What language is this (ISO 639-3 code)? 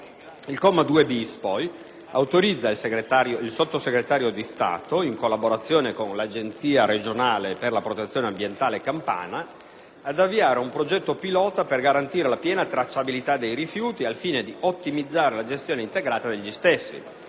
ita